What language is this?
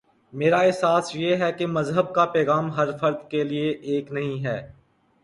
Urdu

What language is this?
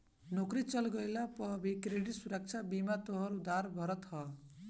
Bhojpuri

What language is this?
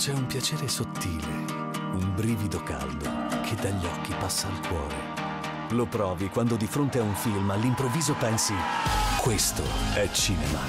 Italian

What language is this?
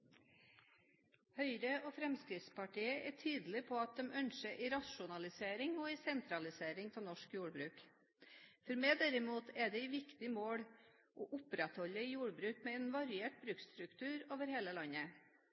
Norwegian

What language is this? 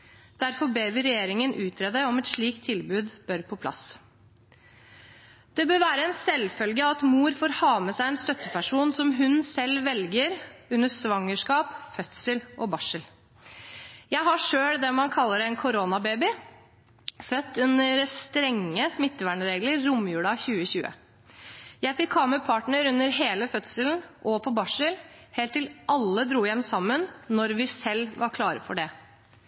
Norwegian Bokmål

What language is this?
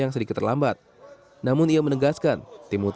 Indonesian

